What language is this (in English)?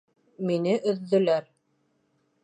Bashkir